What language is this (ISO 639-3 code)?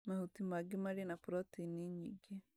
kik